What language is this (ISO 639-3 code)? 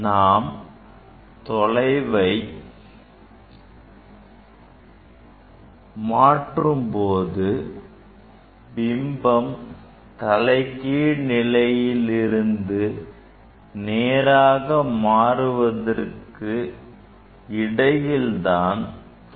tam